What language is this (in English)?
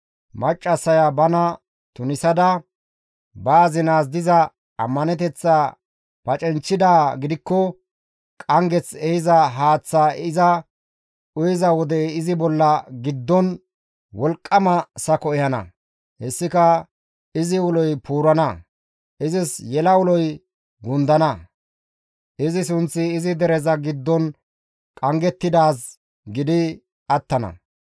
Gamo